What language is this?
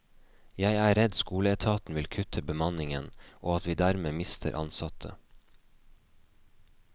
Norwegian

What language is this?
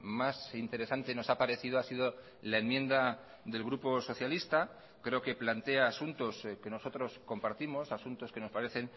Spanish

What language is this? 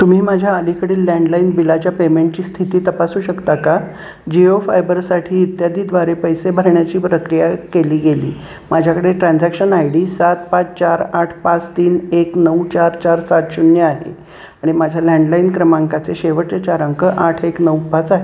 Marathi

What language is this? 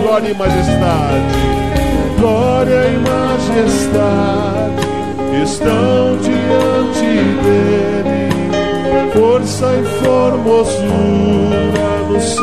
Portuguese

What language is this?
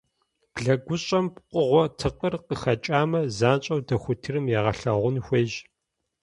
Kabardian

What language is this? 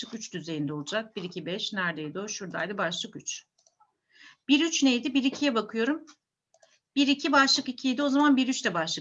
Turkish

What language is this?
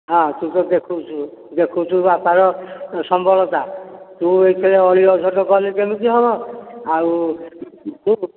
Odia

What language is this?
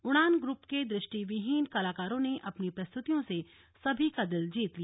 Hindi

